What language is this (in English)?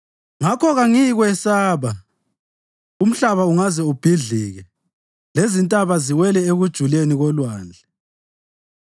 North Ndebele